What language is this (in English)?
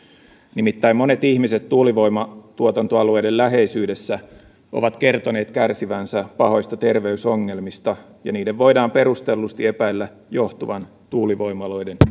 Finnish